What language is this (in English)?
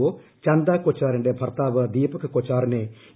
Malayalam